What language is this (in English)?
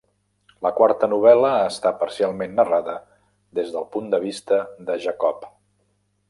Catalan